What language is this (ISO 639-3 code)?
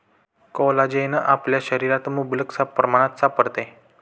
mar